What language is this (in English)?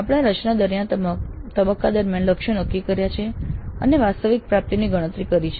Gujarati